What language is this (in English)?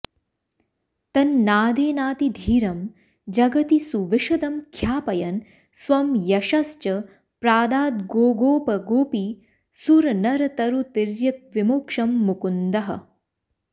Sanskrit